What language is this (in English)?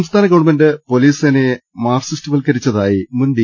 Malayalam